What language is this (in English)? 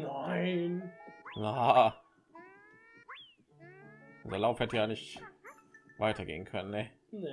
German